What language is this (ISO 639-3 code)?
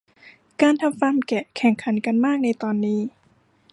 tha